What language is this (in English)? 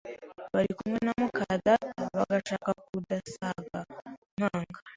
Kinyarwanda